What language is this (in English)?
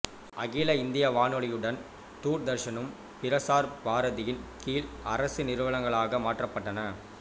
Tamil